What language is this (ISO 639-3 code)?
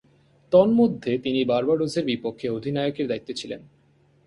ben